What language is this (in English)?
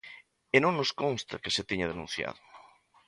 Galician